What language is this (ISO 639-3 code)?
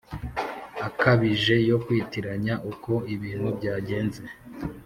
kin